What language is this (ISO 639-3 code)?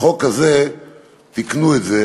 heb